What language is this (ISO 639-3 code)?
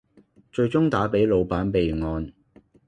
yue